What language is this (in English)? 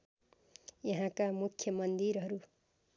Nepali